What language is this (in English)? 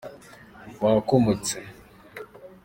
Kinyarwanda